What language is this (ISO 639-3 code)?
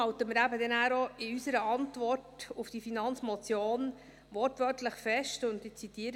gsw